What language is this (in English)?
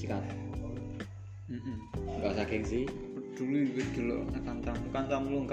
Indonesian